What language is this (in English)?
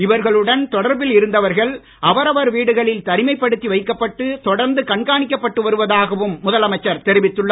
Tamil